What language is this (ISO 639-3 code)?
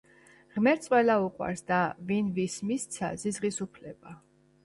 kat